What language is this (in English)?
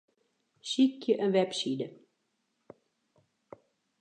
Western Frisian